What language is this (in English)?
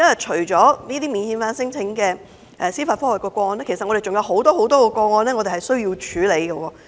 Cantonese